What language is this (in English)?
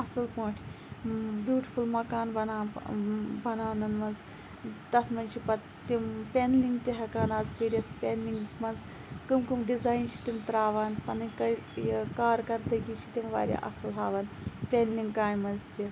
Kashmiri